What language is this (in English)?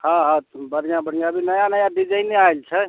Maithili